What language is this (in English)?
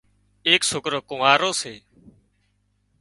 Wadiyara Koli